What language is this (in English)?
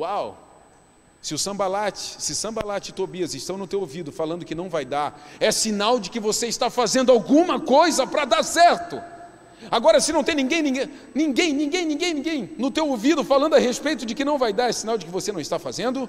Portuguese